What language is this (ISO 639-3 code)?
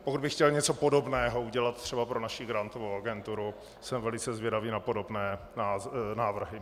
ces